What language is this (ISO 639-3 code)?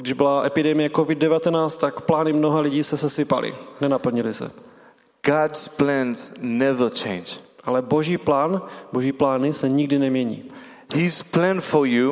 ces